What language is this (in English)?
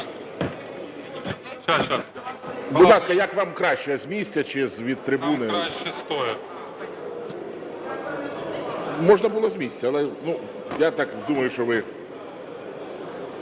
Ukrainian